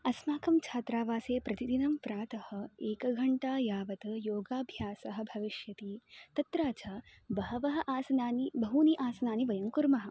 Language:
Sanskrit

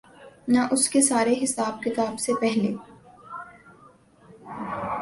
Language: Urdu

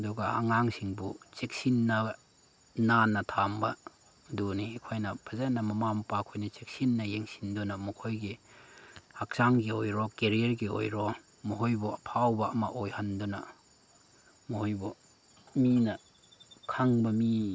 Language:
Manipuri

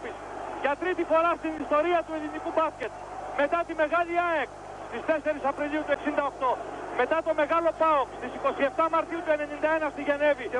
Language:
Greek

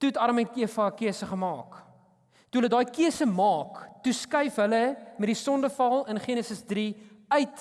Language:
Dutch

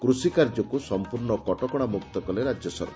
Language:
Odia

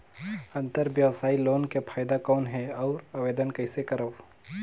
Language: Chhattisgarhi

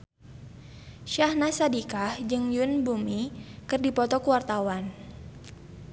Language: Sundanese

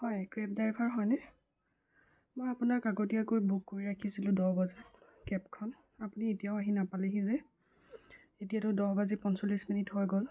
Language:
Assamese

